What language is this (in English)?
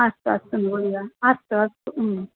Sanskrit